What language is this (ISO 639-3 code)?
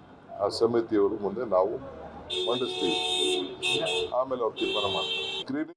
kan